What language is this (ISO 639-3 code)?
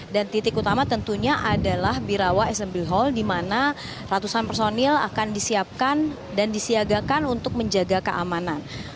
ind